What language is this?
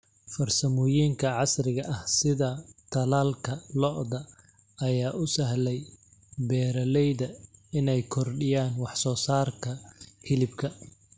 Somali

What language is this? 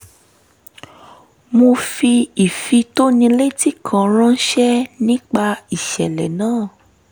Yoruba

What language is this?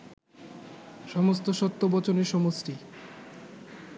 Bangla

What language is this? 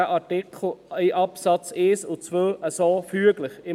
Swiss German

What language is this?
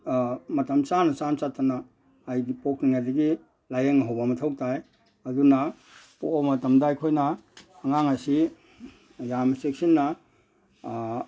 Manipuri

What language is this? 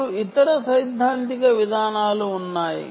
Telugu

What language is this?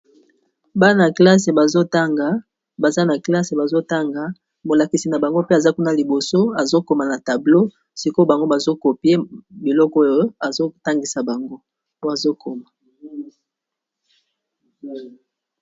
Lingala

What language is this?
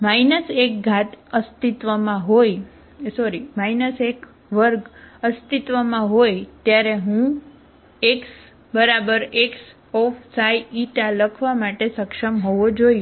Gujarati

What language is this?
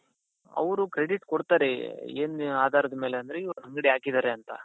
Kannada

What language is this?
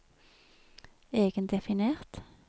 Norwegian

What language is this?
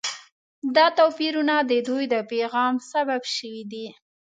Pashto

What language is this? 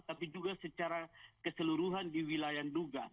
Indonesian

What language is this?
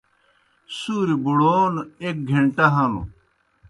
Kohistani Shina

